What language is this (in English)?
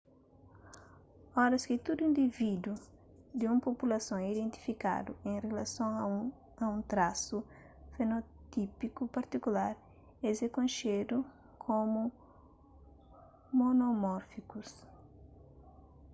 Kabuverdianu